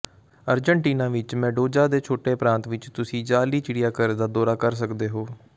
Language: Punjabi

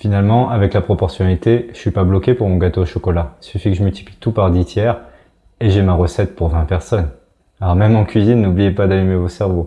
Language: French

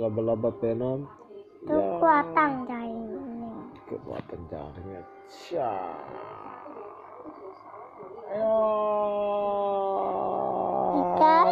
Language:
Indonesian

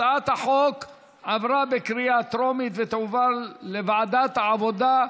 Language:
Hebrew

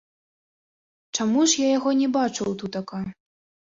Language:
Belarusian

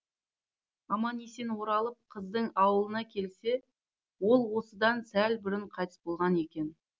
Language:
Kazakh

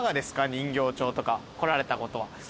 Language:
Japanese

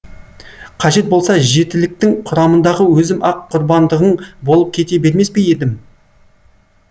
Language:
Kazakh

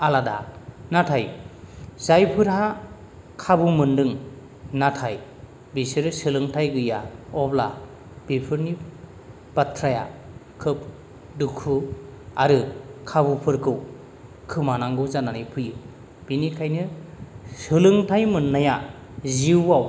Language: Bodo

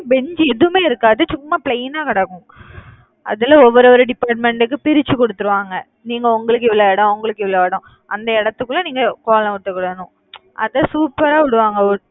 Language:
Tamil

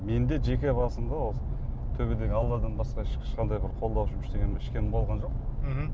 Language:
Kazakh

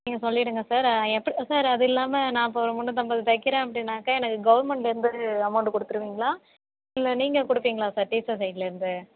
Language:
Tamil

